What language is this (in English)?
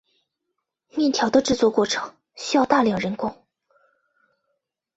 Chinese